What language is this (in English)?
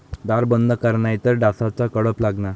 Marathi